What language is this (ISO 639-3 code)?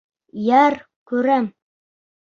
bak